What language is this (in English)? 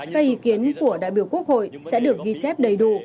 Vietnamese